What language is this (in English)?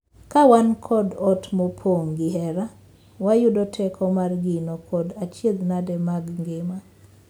Luo (Kenya and Tanzania)